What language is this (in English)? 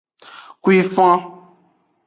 Aja (Benin)